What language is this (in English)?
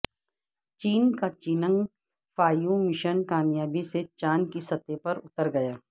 Urdu